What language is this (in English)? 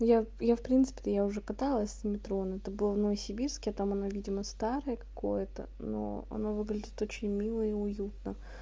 Russian